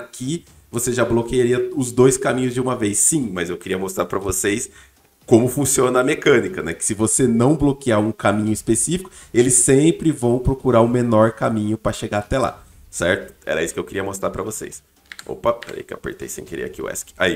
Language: Portuguese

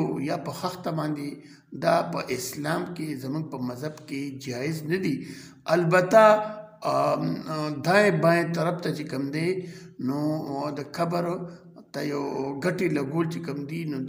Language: Arabic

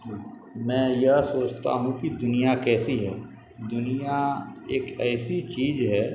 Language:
Urdu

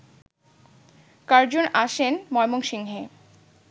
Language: Bangla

